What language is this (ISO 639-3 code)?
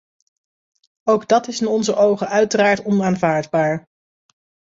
nld